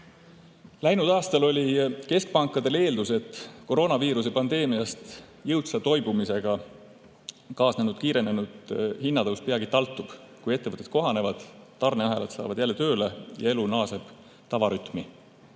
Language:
Estonian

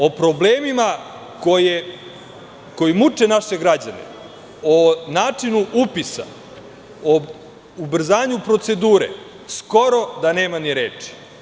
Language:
Serbian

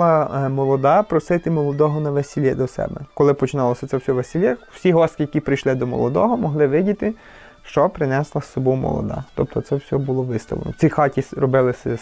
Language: Ukrainian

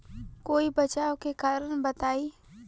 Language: Bhojpuri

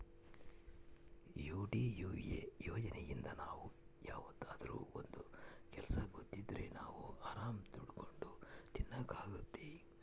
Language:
Kannada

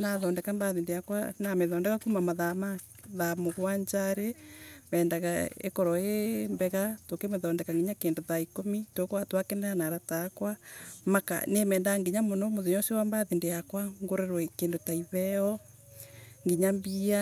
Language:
Embu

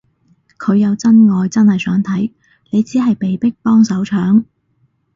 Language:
Cantonese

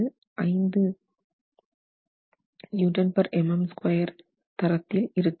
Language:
Tamil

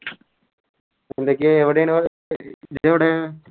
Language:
Malayalam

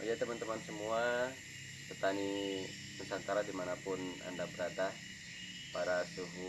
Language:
Indonesian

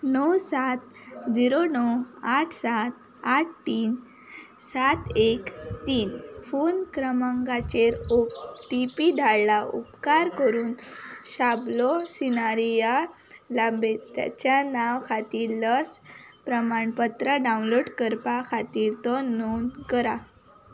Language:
Konkani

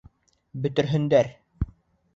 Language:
Bashkir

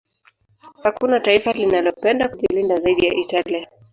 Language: Swahili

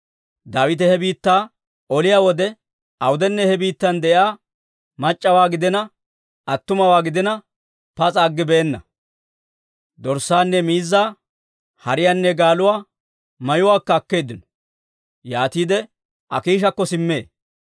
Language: Dawro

